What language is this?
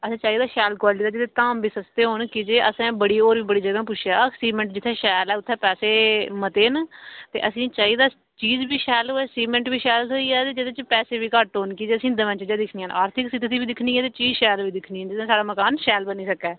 Dogri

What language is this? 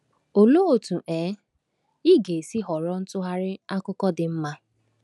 Igbo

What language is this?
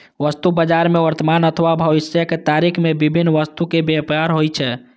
Maithili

